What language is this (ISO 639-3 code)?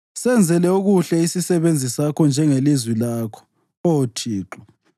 nde